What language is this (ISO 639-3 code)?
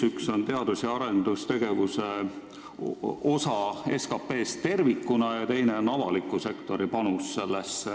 est